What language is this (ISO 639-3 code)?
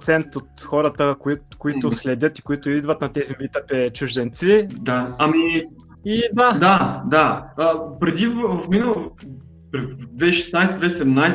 bul